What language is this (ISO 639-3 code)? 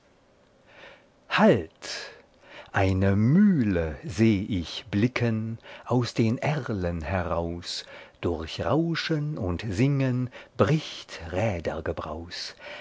deu